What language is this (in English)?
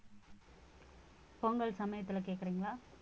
Tamil